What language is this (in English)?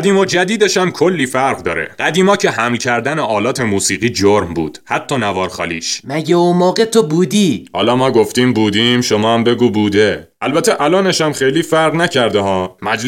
Persian